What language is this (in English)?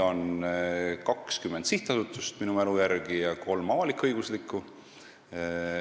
Estonian